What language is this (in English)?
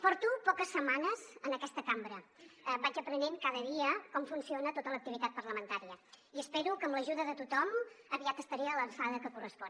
Catalan